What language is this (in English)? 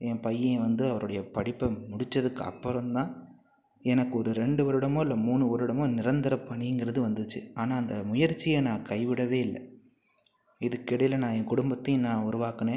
Tamil